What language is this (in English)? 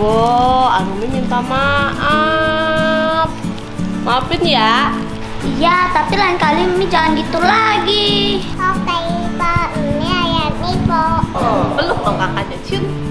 Indonesian